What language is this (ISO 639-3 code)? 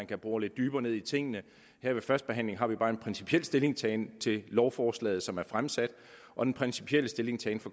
dan